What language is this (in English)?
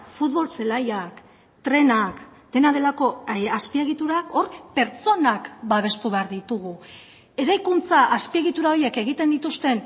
Basque